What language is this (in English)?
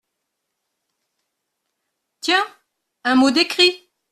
French